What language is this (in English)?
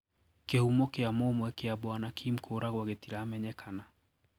Kikuyu